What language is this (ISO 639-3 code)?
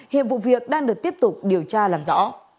vie